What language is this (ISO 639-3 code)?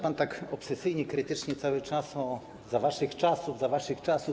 pol